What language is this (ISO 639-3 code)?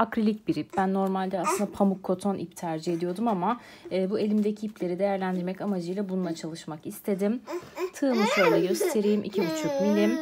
tur